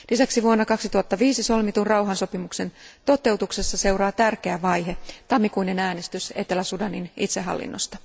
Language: Finnish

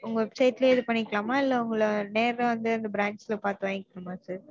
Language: Tamil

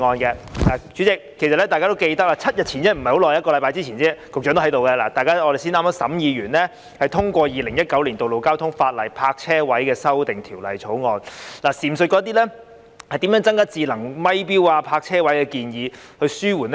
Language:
Cantonese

